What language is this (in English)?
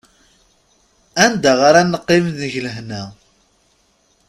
Kabyle